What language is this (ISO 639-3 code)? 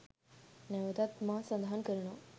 sin